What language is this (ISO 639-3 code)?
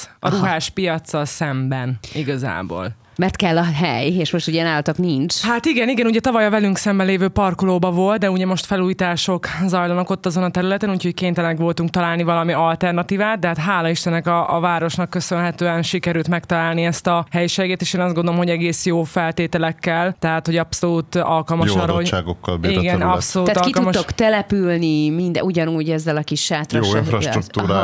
hun